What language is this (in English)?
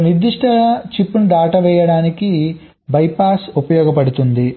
Telugu